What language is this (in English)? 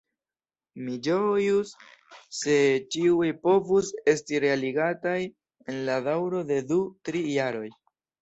Esperanto